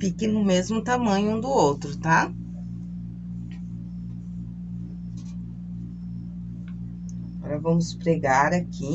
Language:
Portuguese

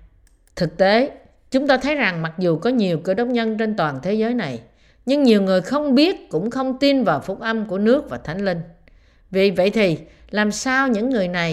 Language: Vietnamese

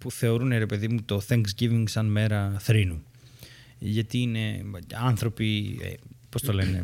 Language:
Greek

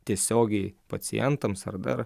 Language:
Lithuanian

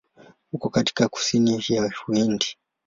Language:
Swahili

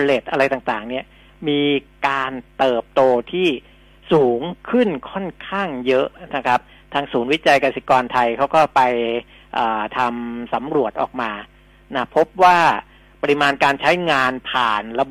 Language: Thai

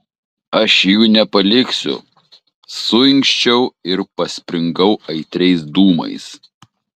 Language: Lithuanian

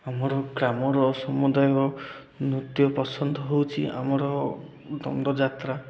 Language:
Odia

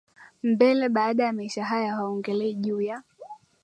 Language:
Swahili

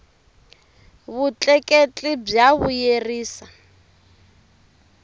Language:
Tsonga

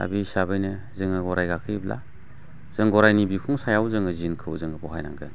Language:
Bodo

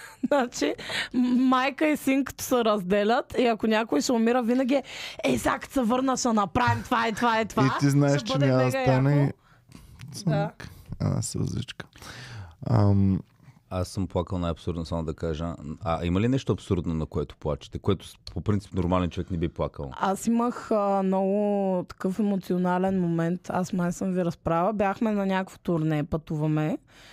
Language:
Bulgarian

